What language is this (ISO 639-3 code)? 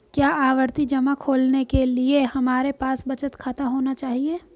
hin